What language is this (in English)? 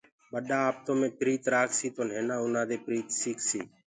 Gurgula